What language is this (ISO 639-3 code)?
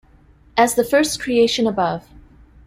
eng